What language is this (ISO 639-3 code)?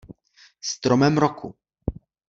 ces